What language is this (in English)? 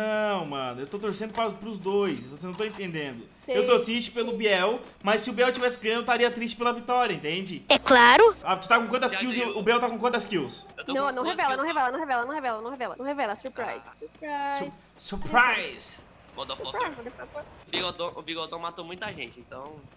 Portuguese